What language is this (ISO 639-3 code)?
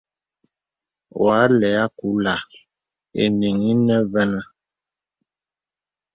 beb